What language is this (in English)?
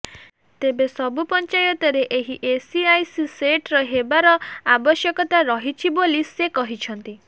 Odia